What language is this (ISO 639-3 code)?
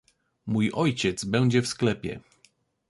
pol